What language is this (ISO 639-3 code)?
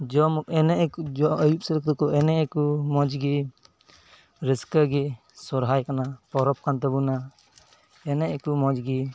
sat